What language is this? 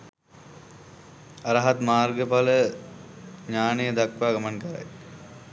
Sinhala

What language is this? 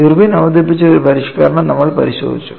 Malayalam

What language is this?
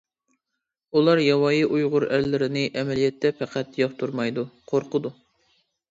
Uyghur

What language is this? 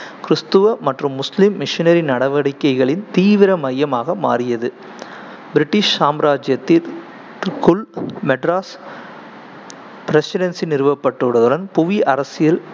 Tamil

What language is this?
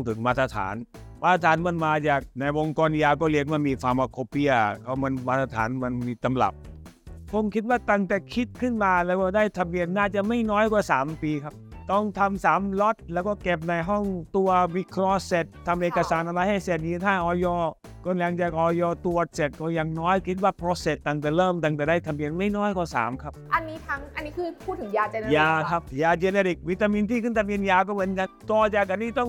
Thai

